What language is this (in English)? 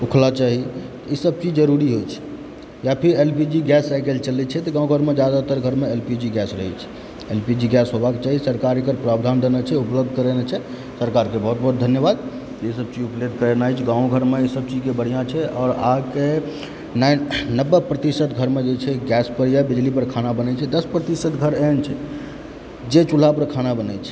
Maithili